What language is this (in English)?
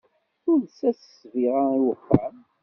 Kabyle